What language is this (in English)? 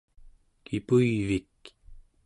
Central Yupik